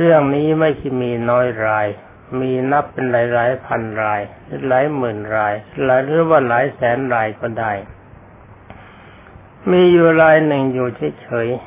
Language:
Thai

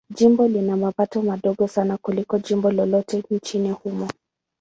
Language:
Swahili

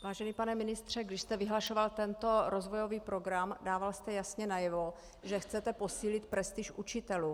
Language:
Czech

